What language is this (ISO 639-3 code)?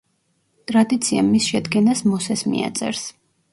kat